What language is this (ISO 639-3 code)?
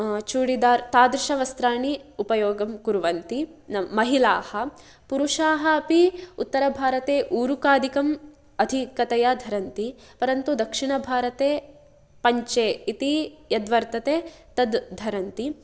san